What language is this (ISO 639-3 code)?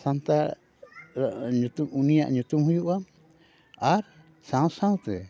sat